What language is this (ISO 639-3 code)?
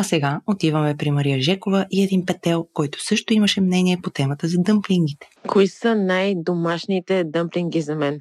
bul